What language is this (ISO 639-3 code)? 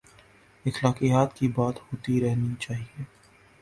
urd